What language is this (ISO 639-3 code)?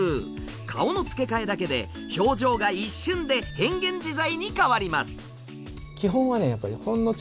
jpn